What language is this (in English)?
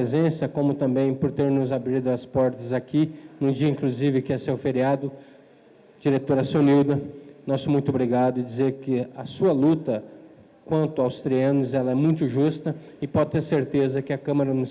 Portuguese